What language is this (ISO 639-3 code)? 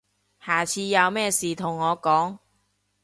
yue